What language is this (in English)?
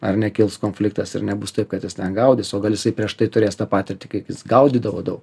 Lithuanian